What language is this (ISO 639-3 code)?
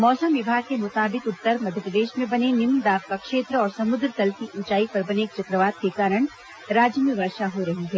hin